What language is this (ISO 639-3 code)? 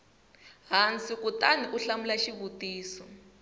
tso